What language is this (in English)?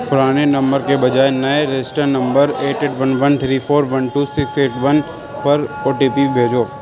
Urdu